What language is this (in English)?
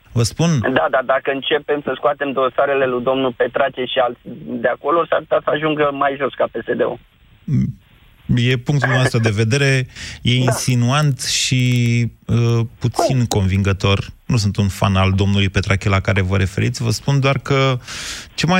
Romanian